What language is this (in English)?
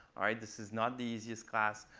English